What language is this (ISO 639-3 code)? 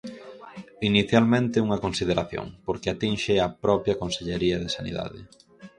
glg